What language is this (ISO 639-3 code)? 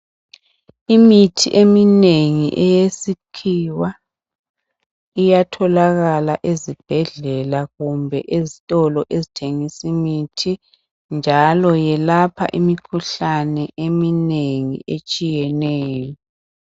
nde